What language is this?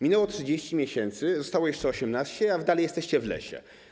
Polish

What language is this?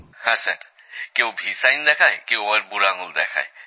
Bangla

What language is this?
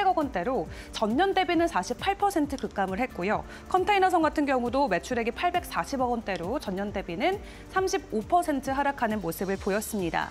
Korean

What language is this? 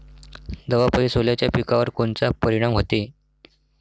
Marathi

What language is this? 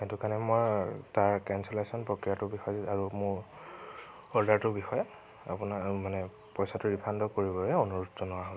Assamese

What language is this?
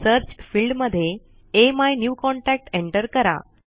Marathi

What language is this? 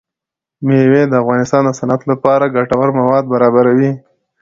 Pashto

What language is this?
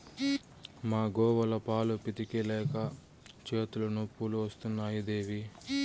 Telugu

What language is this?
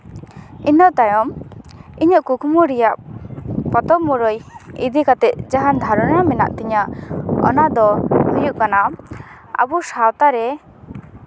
Santali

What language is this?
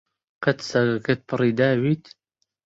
Central Kurdish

